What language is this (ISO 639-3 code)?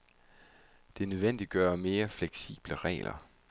dan